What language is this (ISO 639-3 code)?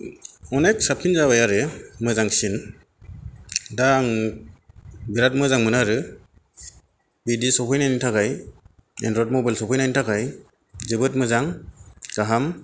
brx